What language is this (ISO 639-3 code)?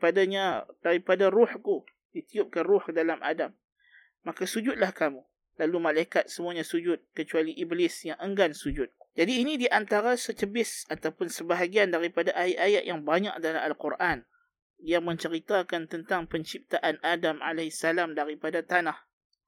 msa